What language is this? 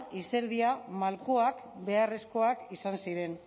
Basque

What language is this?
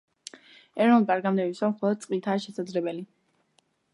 Georgian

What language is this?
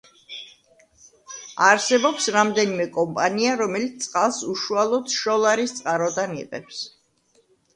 Georgian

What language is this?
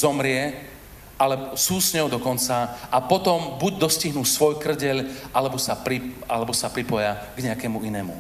Slovak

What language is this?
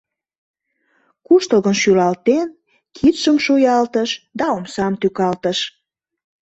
Mari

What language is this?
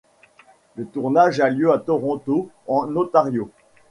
French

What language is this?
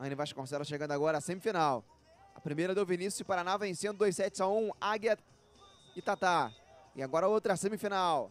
Portuguese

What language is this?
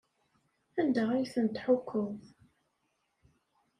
Kabyle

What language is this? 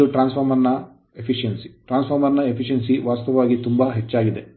Kannada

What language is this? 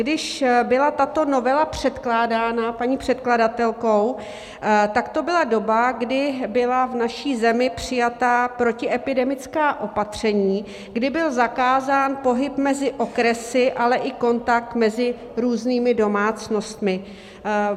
Czech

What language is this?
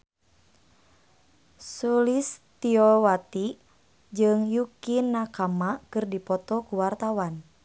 Sundanese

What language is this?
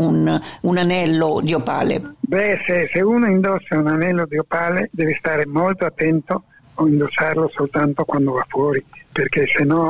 Italian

